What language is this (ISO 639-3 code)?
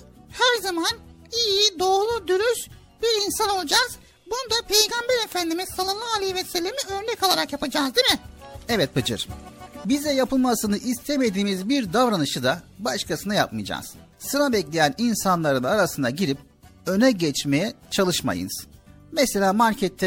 tur